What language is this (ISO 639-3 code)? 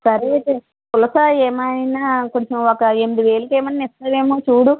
tel